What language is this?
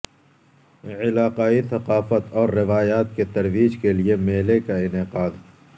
Urdu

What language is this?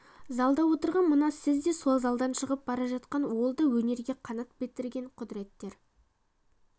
Kazakh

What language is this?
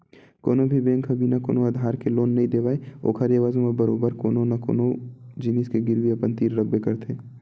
Chhattisgarhi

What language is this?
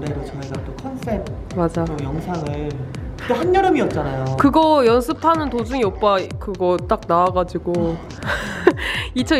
Korean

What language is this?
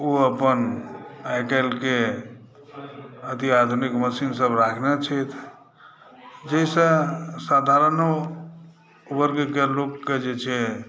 Maithili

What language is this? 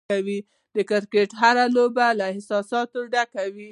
Pashto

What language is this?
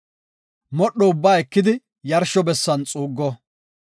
Gofa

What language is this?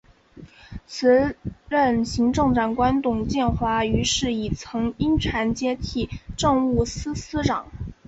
Chinese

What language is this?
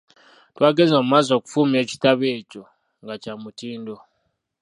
Ganda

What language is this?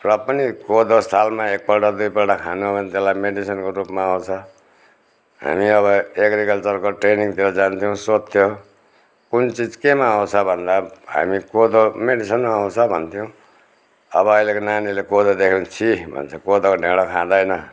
Nepali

